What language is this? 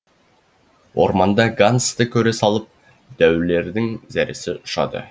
Kazakh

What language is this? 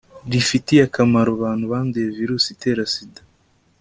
Kinyarwanda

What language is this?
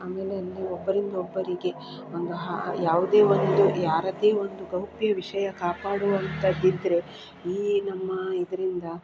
Kannada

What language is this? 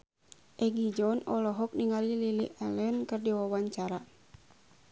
Sundanese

